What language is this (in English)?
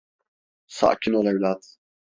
Turkish